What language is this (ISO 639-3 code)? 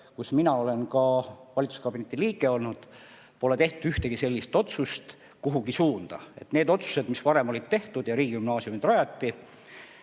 est